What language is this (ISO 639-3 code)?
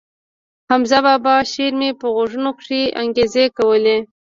pus